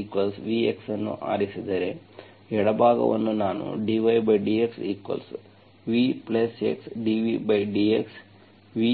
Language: Kannada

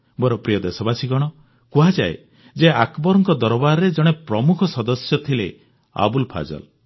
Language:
Odia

